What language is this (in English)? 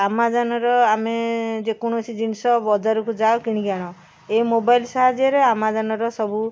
Odia